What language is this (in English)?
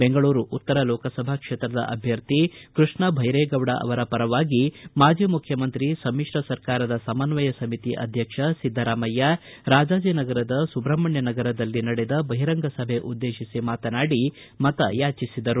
Kannada